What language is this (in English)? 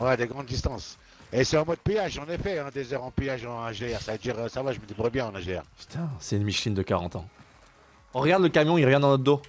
French